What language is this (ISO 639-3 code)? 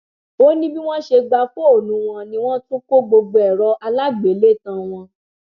yor